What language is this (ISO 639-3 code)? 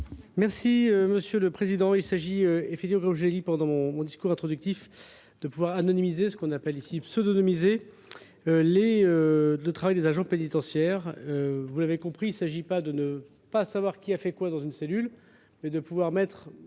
fra